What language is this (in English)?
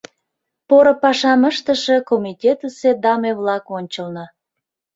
Mari